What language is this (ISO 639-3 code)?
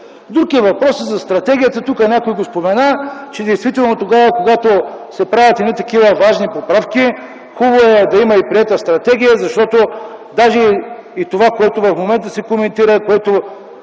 bul